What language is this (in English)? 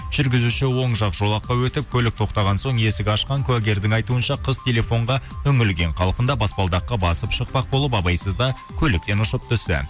Kazakh